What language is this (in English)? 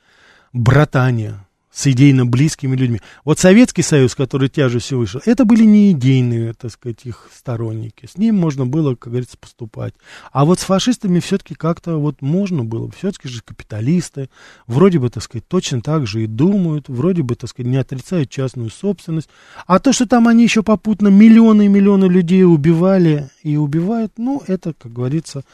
Russian